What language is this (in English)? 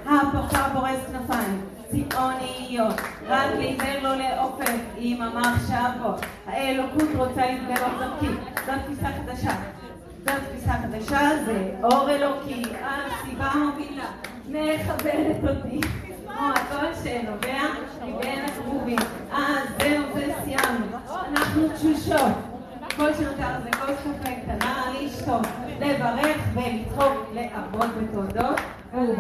Hebrew